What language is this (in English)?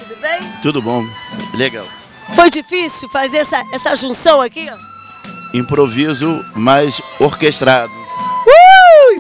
Portuguese